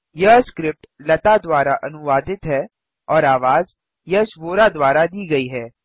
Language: Hindi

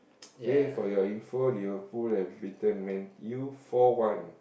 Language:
English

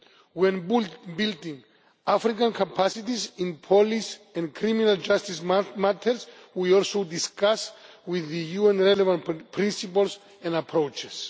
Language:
English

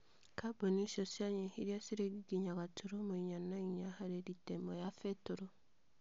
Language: Kikuyu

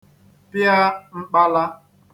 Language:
Igbo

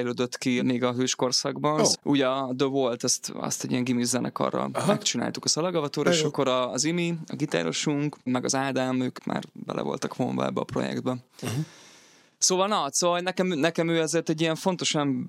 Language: Hungarian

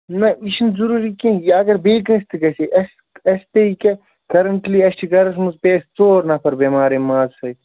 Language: Kashmiri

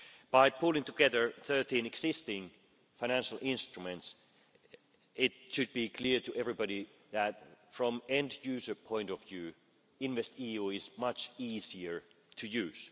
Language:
English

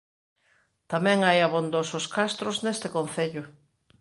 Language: Galician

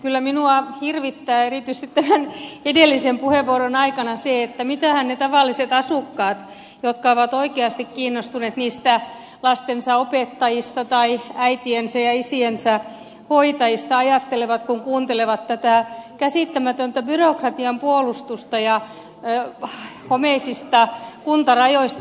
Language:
Finnish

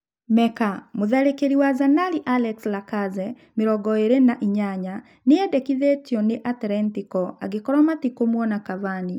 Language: Kikuyu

